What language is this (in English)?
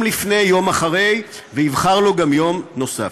Hebrew